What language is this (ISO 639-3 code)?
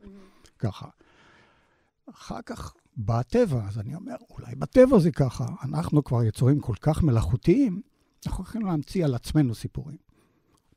heb